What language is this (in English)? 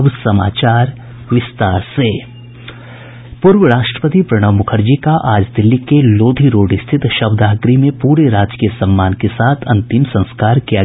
Hindi